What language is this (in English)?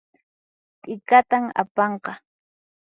Puno Quechua